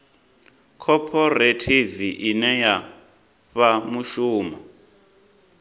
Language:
Venda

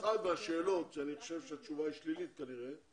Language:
Hebrew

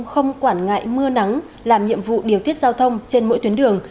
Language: Vietnamese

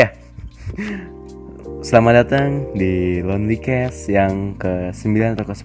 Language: Indonesian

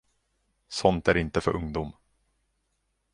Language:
Swedish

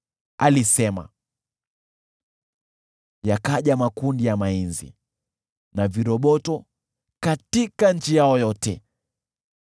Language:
Swahili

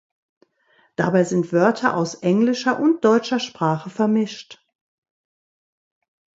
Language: German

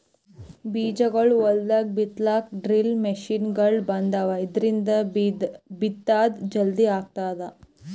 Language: Kannada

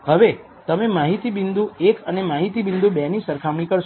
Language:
Gujarati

